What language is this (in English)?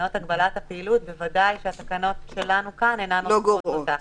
Hebrew